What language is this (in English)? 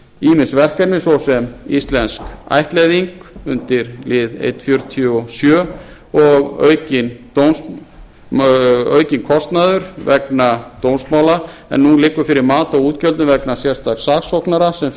Icelandic